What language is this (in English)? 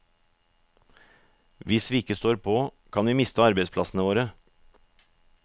Norwegian